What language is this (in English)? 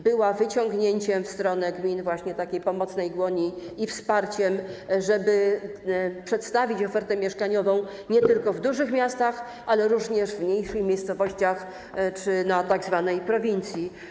Polish